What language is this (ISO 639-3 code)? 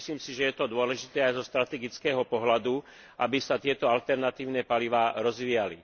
slk